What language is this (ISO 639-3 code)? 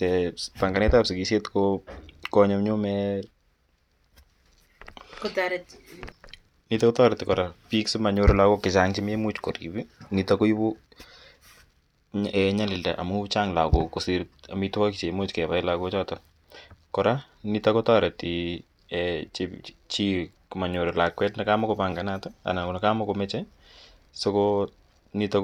kln